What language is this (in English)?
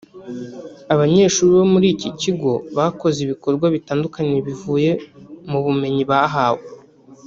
Kinyarwanda